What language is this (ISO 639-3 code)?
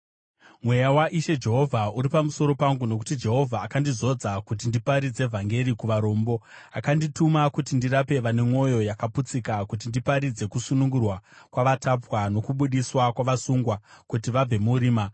sna